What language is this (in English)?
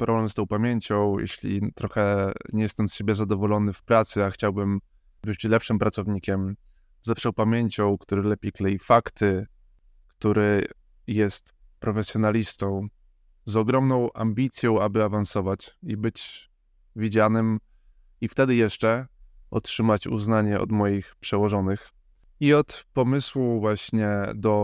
Polish